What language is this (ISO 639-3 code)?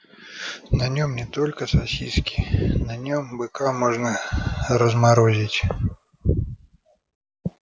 rus